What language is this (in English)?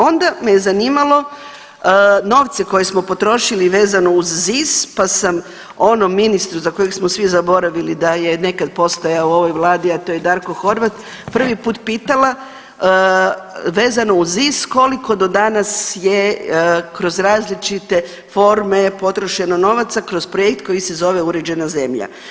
Croatian